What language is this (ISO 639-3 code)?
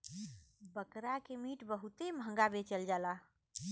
bho